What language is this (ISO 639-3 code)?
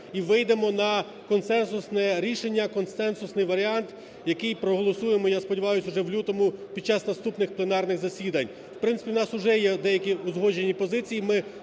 ukr